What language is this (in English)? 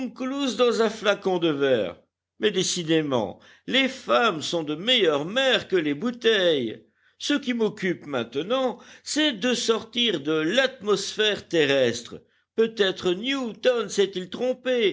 French